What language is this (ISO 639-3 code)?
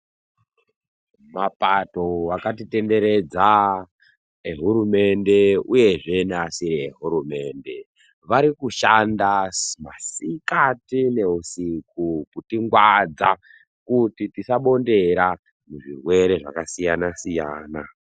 ndc